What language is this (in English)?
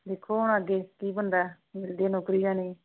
Punjabi